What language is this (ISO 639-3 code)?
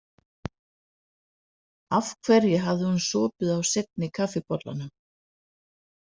isl